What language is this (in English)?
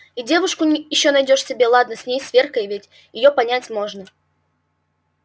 Russian